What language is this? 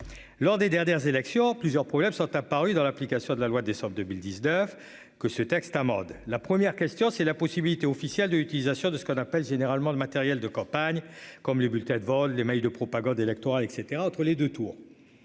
French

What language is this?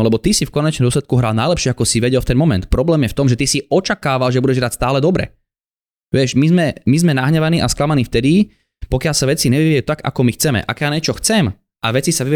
Slovak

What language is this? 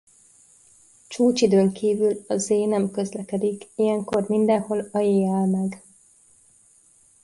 Hungarian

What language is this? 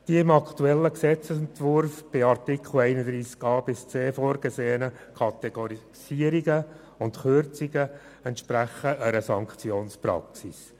Swiss German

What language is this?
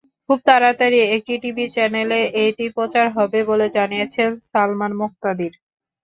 Bangla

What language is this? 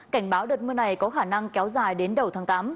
Vietnamese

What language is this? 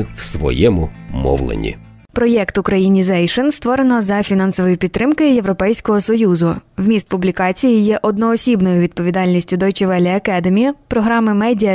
Ukrainian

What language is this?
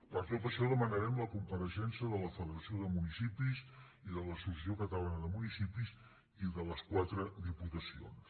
Catalan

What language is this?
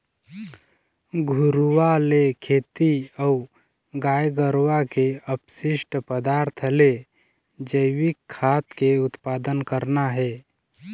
Chhattisgarhi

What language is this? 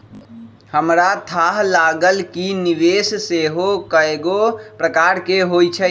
Magahi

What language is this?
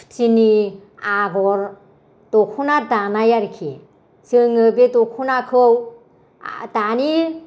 Bodo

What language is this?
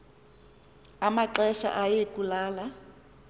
Xhosa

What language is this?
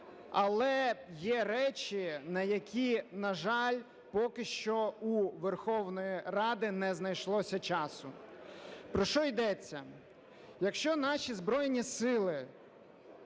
Ukrainian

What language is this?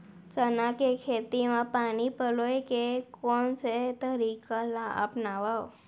Chhattisgarhi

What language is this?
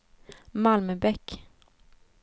Swedish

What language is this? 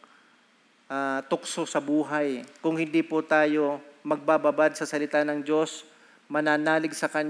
Filipino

